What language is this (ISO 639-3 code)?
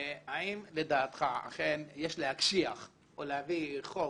heb